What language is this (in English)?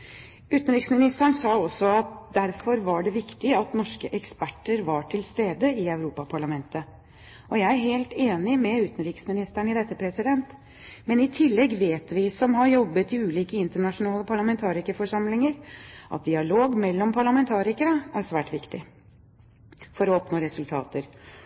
Norwegian Bokmål